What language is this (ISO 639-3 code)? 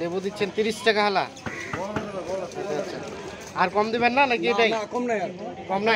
ben